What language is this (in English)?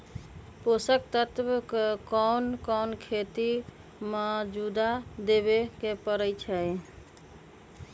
Magahi